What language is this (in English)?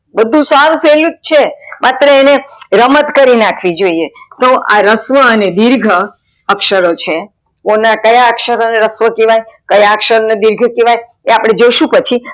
Gujarati